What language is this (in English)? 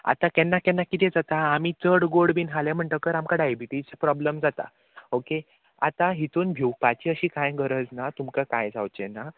Konkani